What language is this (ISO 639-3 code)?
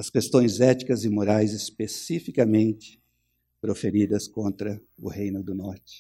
por